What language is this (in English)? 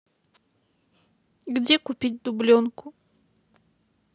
Russian